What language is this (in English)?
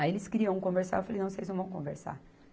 Portuguese